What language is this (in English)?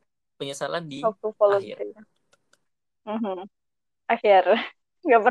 Indonesian